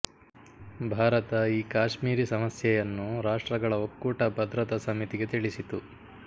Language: Kannada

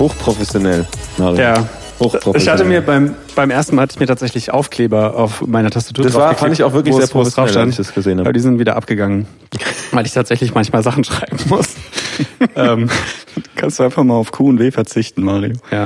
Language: German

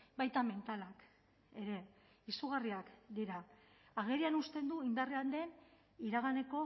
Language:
Basque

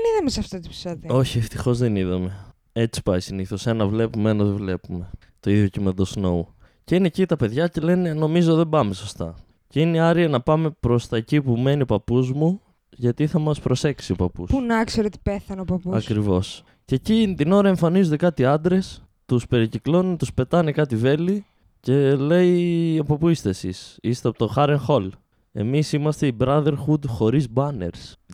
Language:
Greek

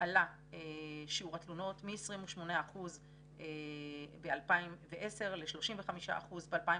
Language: Hebrew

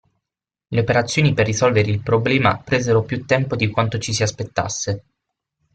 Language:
Italian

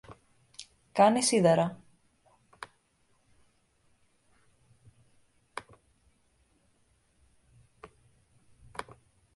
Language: Greek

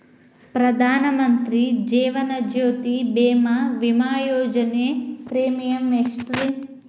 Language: Kannada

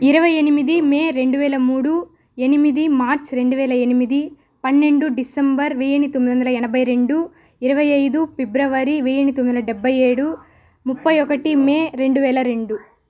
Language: Telugu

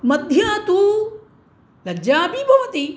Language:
Sanskrit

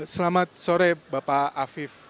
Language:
Indonesian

